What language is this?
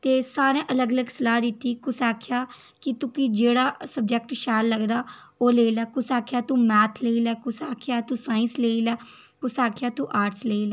Dogri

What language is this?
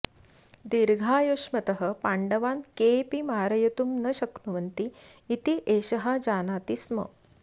Sanskrit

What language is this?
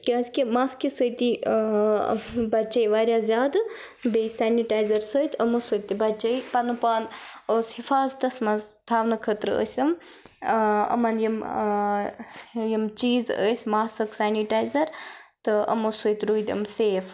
Kashmiri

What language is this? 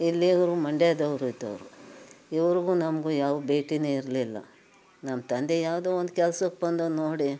Kannada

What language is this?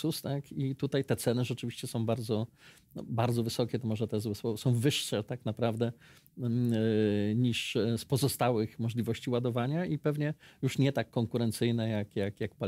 Polish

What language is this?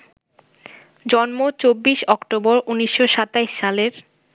Bangla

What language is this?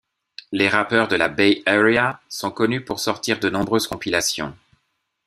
French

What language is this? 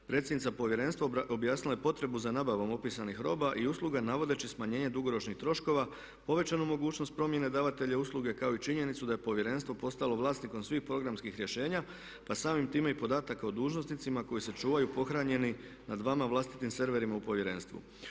Croatian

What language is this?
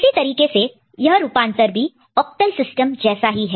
Hindi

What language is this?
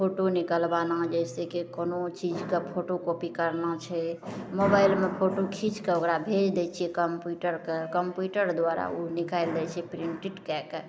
Maithili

